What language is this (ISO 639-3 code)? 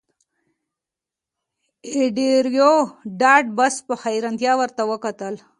pus